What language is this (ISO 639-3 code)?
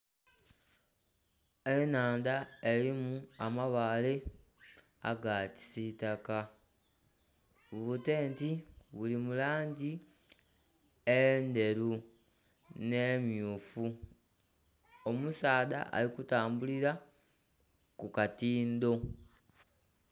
xog